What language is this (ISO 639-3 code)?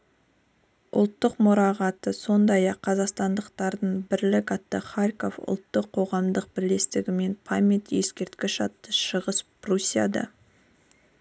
kaz